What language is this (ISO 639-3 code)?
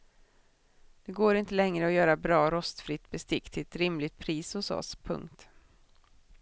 swe